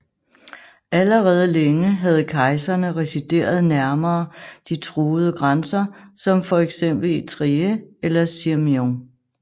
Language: Danish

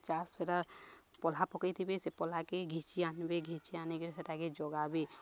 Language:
Odia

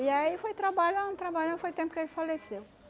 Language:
Portuguese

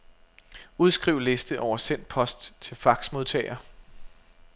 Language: Danish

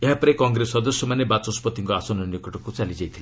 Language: Odia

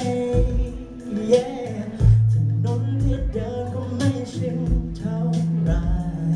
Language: Vietnamese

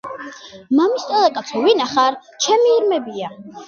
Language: Georgian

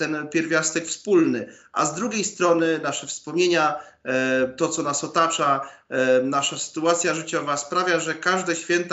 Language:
Polish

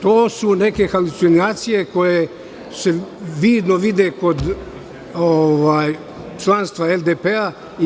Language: Serbian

